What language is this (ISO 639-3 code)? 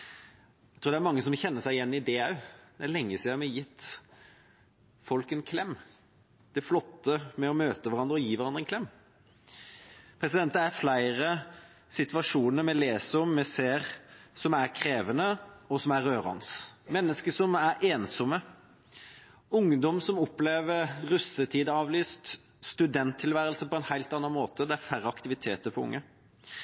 nob